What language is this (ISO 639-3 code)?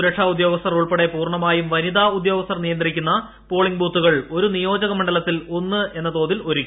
mal